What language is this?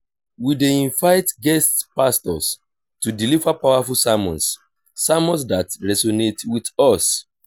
Nigerian Pidgin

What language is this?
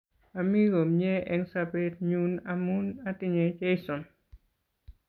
Kalenjin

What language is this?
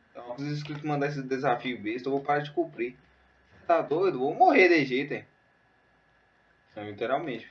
Portuguese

